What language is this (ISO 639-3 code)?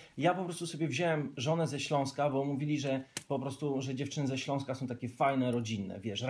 pol